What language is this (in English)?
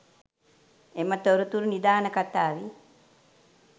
Sinhala